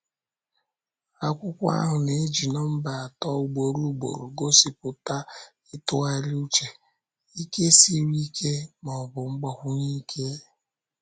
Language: Igbo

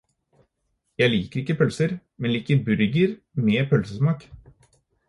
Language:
Norwegian Bokmål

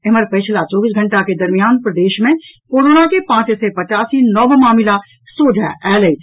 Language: Maithili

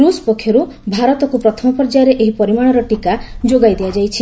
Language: Odia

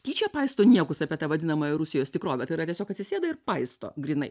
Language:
Lithuanian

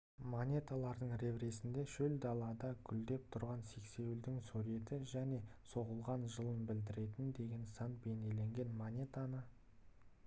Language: Kazakh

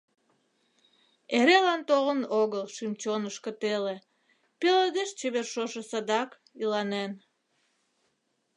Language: Mari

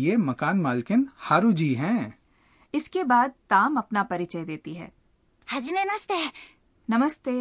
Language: Hindi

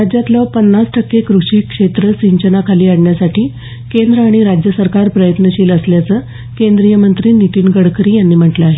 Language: Marathi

